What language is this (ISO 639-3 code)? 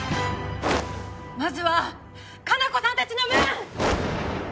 jpn